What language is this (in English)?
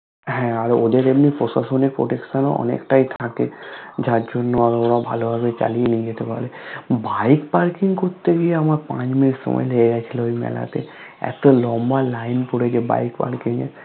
Bangla